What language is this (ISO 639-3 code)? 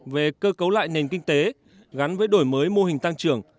vie